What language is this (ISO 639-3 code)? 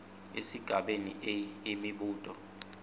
ssw